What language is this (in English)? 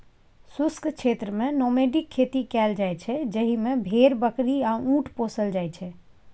Maithili